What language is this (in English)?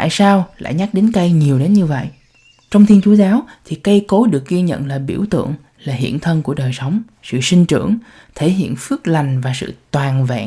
Vietnamese